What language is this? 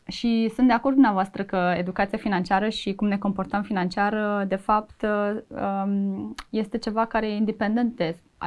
Romanian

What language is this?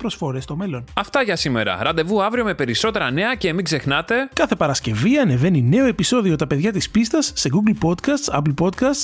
Greek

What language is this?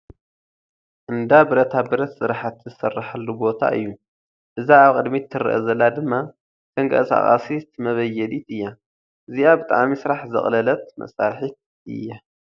Tigrinya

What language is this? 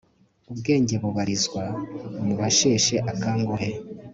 Kinyarwanda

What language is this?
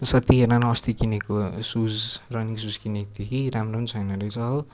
Nepali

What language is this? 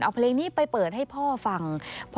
Thai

